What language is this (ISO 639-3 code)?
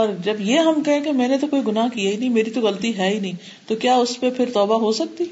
urd